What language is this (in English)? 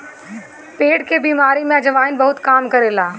Bhojpuri